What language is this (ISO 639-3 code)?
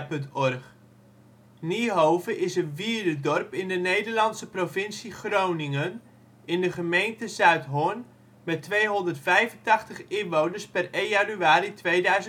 nld